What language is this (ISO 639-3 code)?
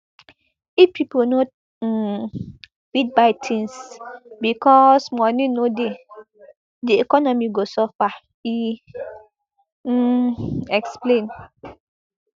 pcm